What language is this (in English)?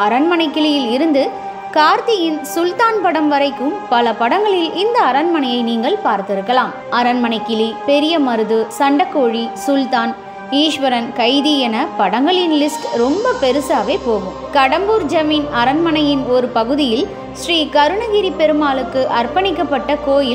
Indonesian